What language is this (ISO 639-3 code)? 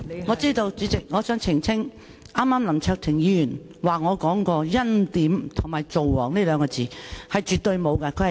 yue